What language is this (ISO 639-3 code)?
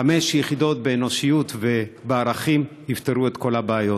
heb